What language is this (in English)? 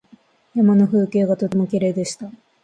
Japanese